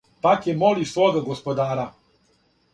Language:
Serbian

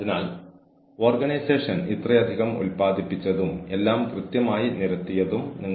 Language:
Malayalam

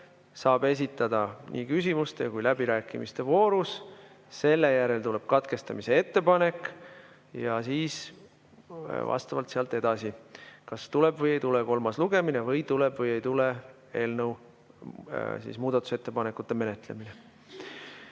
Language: Estonian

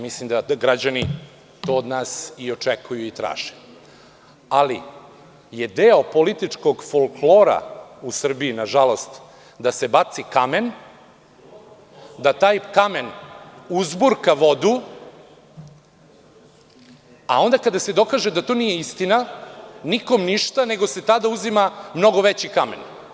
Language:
Serbian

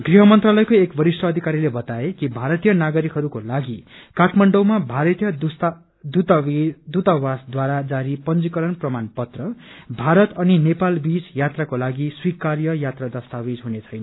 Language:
Nepali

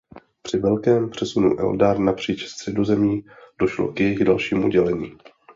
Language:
Czech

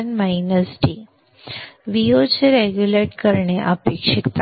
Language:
Marathi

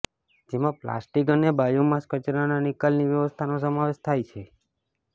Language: Gujarati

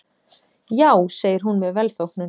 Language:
Icelandic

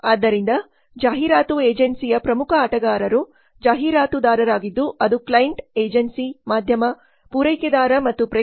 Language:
Kannada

